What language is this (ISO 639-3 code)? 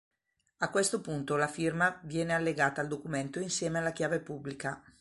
ita